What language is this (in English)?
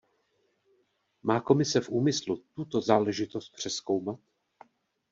Czech